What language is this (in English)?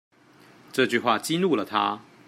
Chinese